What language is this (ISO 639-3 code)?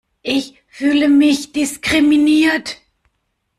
deu